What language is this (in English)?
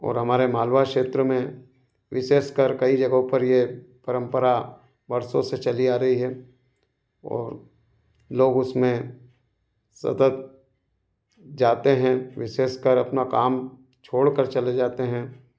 Hindi